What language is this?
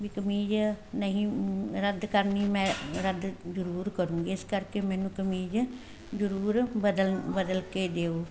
Punjabi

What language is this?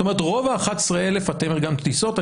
Hebrew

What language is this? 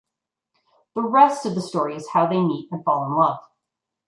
English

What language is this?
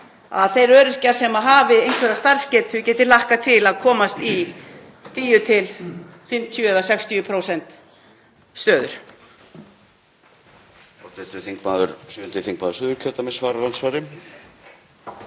Icelandic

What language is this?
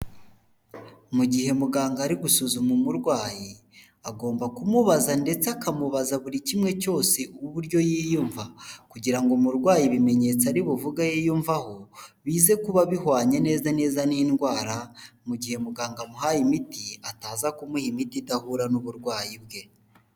Kinyarwanda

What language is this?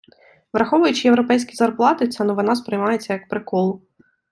Ukrainian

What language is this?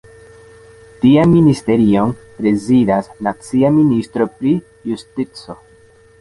Esperanto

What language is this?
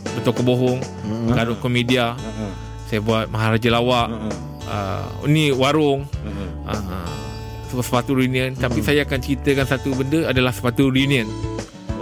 Malay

